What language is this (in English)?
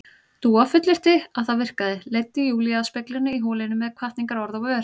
Icelandic